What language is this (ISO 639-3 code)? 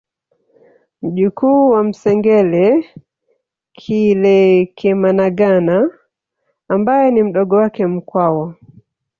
swa